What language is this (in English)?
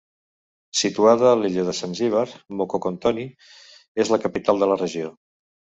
Catalan